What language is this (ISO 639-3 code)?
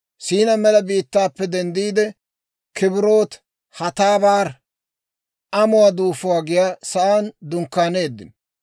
dwr